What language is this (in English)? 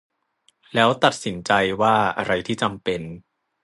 Thai